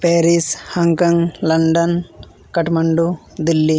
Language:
Santali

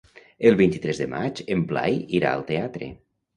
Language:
Catalan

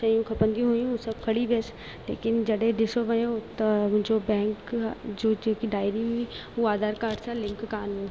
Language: Sindhi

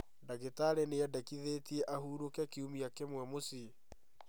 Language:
Kikuyu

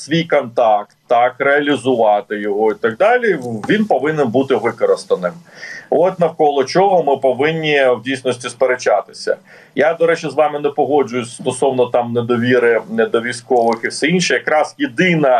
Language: Ukrainian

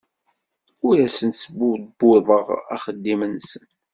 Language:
Kabyle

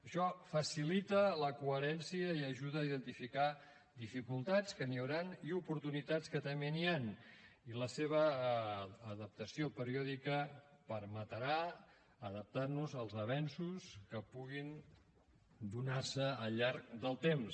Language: Catalan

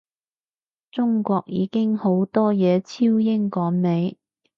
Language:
Cantonese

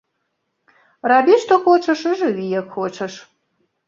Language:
Belarusian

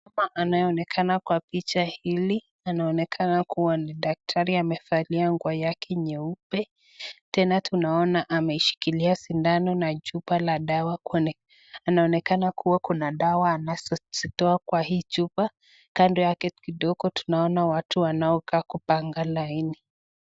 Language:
Swahili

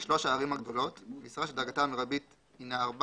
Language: Hebrew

